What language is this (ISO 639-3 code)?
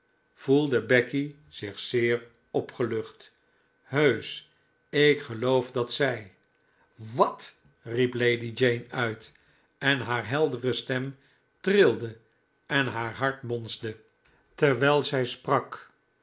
nld